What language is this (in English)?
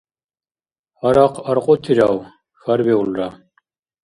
Dargwa